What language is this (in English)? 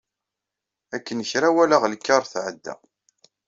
Kabyle